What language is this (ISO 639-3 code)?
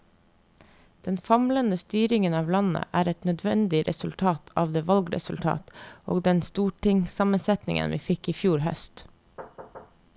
nor